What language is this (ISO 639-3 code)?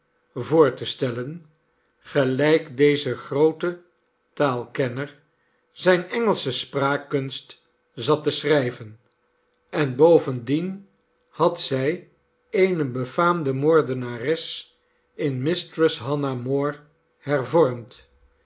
nld